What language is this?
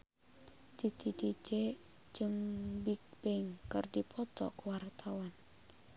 Sundanese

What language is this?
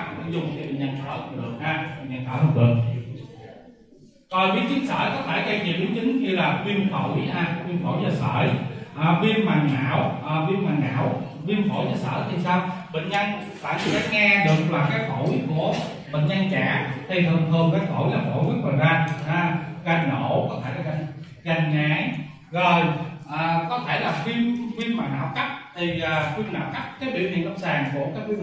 Vietnamese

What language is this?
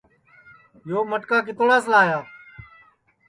Sansi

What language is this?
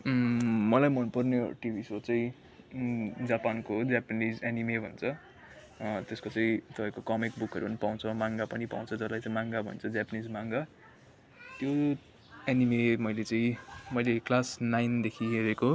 Nepali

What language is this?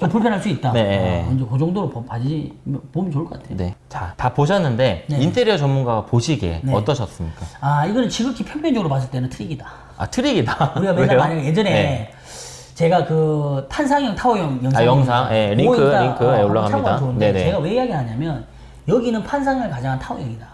Korean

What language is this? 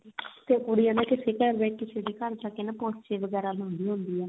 Punjabi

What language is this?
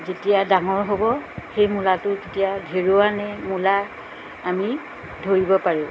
Assamese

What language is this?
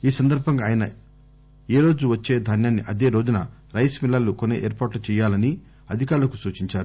Telugu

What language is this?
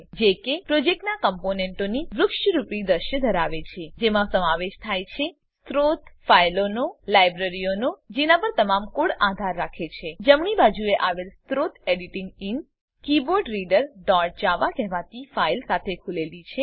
Gujarati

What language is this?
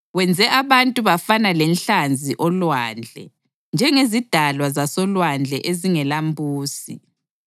North Ndebele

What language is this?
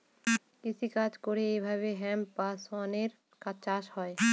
Bangla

